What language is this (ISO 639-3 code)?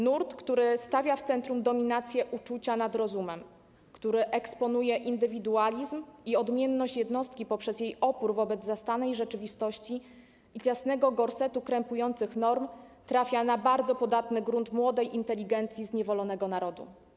pol